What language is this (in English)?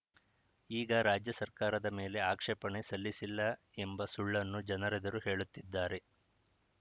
Kannada